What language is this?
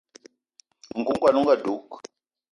Eton (Cameroon)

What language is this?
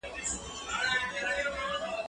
Pashto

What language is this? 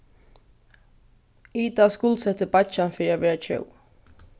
Faroese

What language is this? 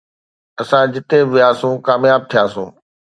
Sindhi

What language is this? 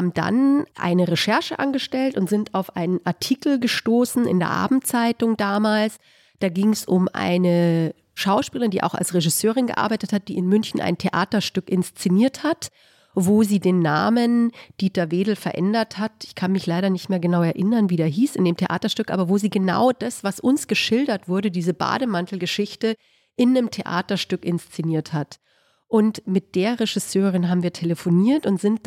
German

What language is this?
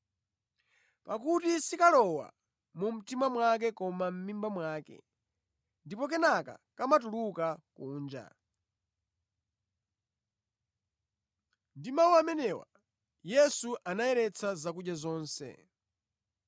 Nyanja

